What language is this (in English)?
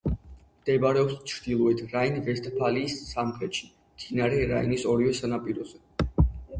Georgian